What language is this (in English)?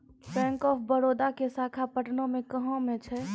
Maithili